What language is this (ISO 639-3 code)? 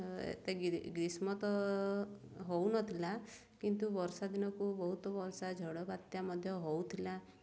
ori